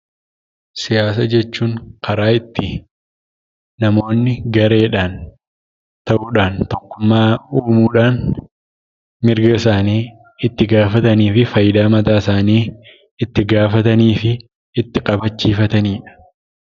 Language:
Oromo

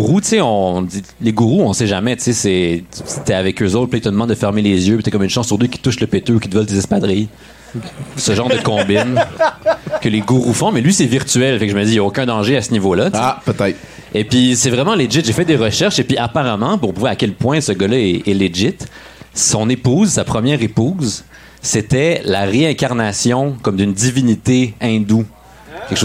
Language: French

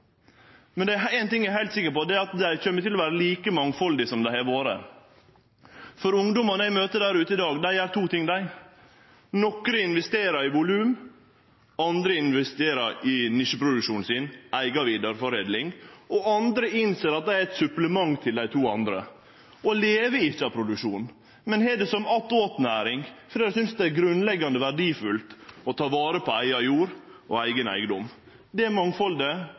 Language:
Norwegian Nynorsk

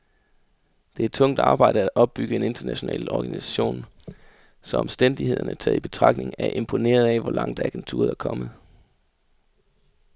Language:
Danish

